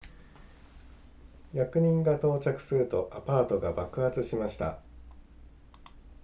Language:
Japanese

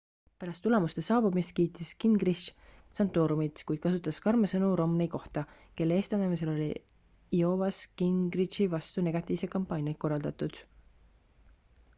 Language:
Estonian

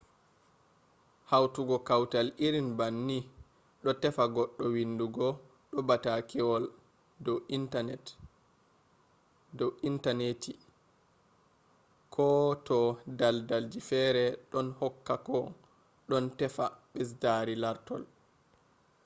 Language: Fula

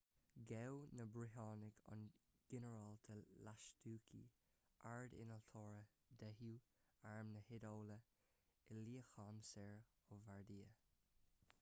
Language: Irish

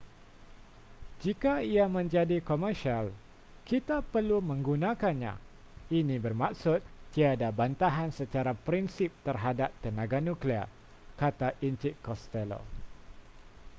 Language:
Malay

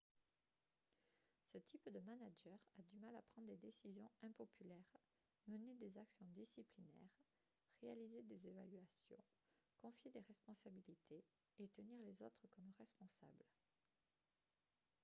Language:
French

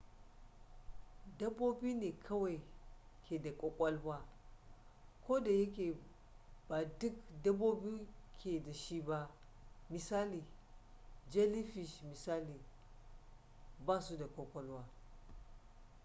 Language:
Hausa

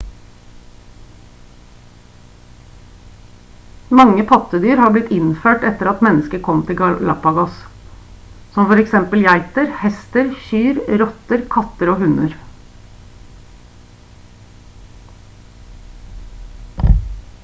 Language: Norwegian Bokmål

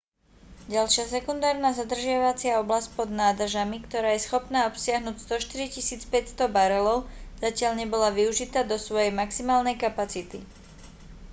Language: Slovak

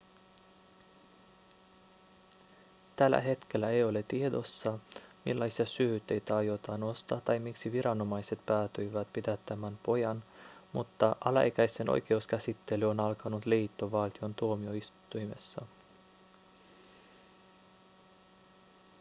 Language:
Finnish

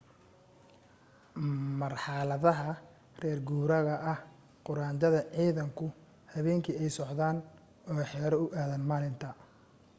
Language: Somali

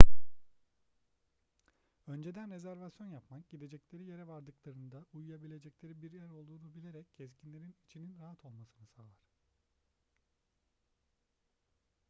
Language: Turkish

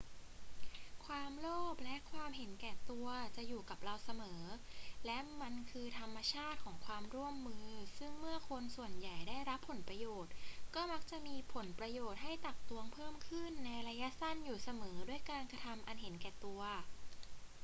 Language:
Thai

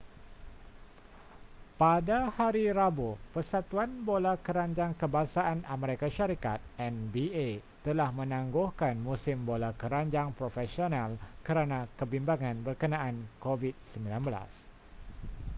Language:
Malay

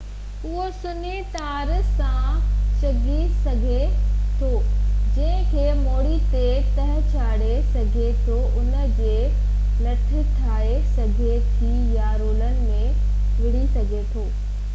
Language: Sindhi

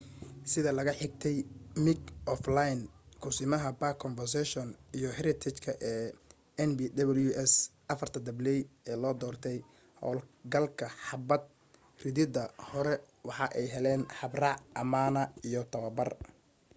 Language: Somali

